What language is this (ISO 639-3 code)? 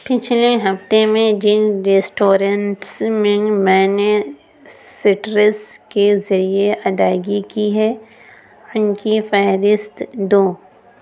urd